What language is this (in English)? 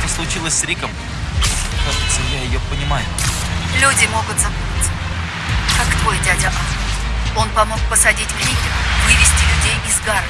Russian